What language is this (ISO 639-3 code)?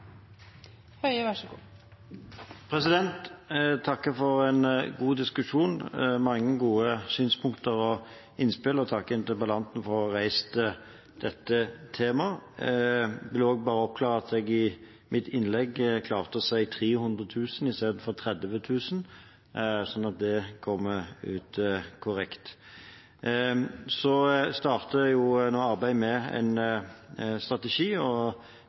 nob